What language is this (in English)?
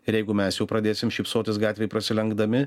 Lithuanian